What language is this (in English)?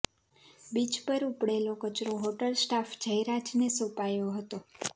Gujarati